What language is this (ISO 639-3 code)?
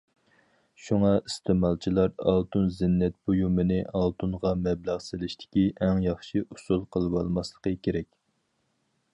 uig